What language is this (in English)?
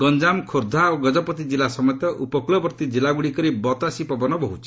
Odia